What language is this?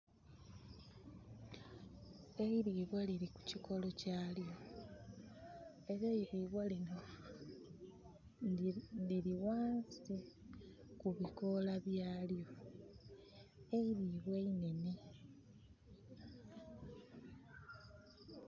Soga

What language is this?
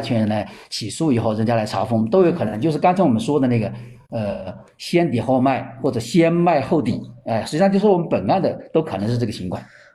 Chinese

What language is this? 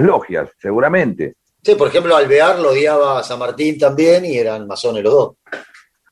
Spanish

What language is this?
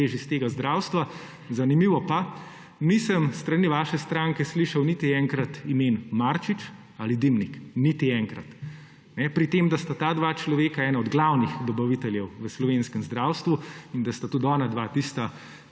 Slovenian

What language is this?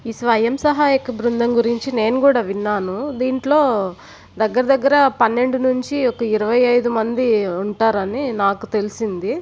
Telugu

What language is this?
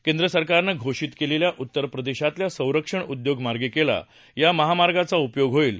Marathi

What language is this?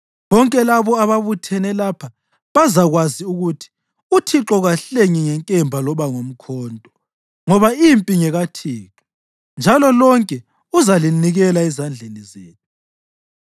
North Ndebele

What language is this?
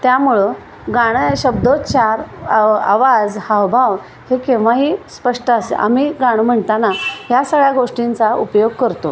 Marathi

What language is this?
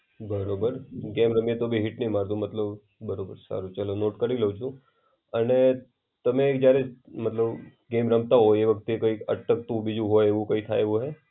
Gujarati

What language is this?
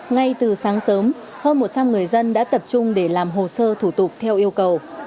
Vietnamese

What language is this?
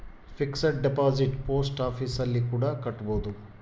Kannada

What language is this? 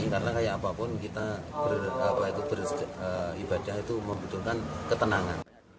Indonesian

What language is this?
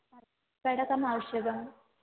Sanskrit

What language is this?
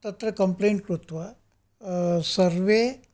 Sanskrit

